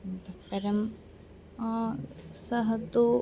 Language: Sanskrit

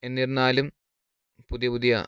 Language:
Malayalam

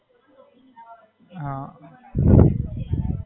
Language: Gujarati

